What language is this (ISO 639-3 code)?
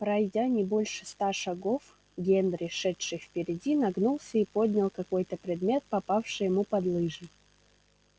rus